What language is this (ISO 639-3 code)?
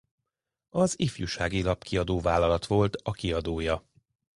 hun